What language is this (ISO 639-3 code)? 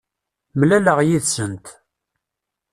kab